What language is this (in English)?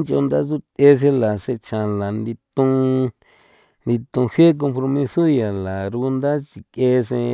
San Felipe Otlaltepec Popoloca